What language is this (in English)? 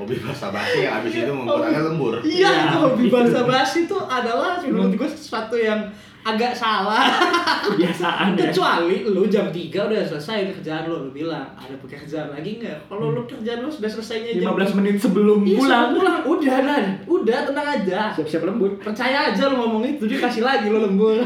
Indonesian